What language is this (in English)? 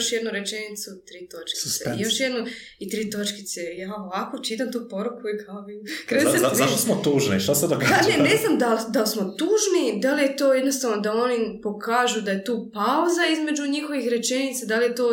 Croatian